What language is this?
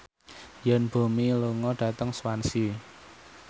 Javanese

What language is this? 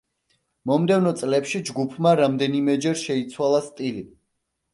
Georgian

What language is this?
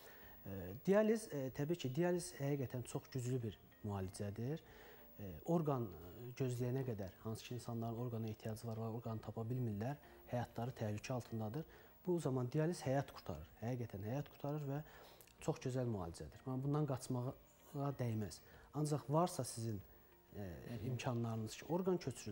Turkish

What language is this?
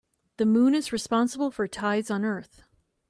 English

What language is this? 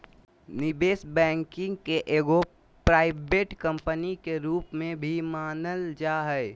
Magahi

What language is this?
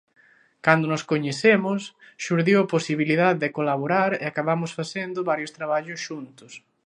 Galician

